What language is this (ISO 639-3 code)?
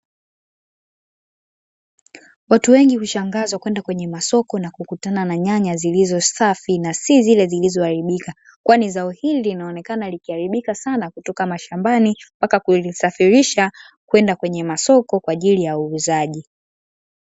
swa